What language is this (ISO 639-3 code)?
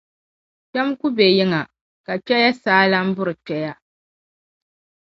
dag